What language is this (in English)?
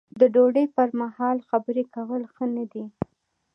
Pashto